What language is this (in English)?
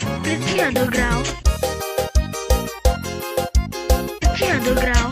Romanian